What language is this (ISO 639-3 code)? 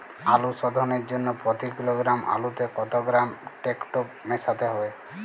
ben